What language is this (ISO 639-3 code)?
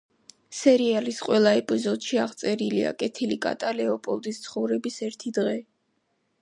kat